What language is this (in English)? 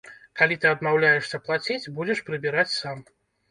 Belarusian